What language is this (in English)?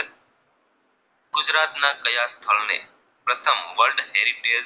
Gujarati